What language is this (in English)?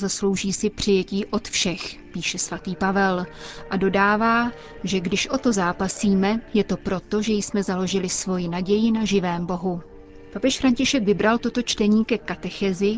Czech